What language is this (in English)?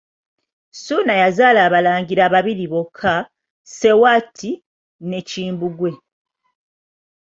Ganda